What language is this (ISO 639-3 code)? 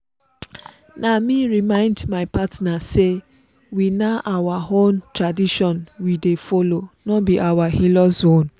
pcm